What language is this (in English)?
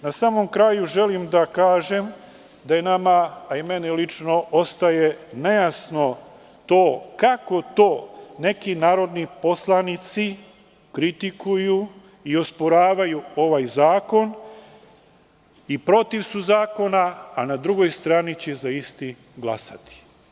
Serbian